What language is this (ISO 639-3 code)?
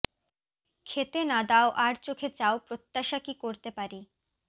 ben